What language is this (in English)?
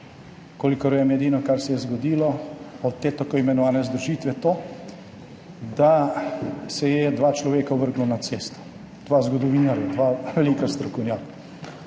Slovenian